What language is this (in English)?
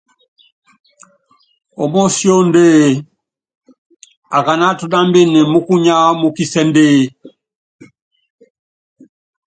Yangben